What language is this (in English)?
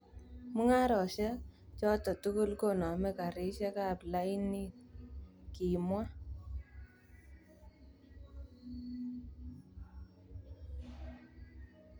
Kalenjin